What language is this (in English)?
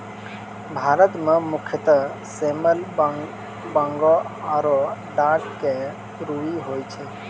Maithili